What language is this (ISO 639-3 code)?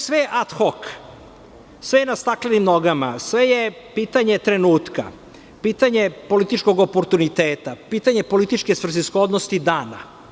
srp